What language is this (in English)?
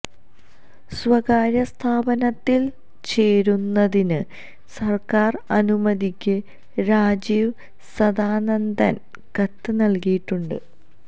Malayalam